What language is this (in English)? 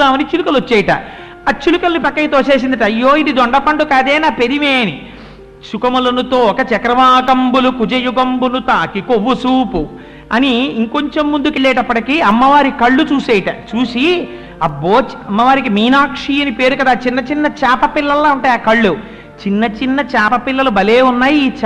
Telugu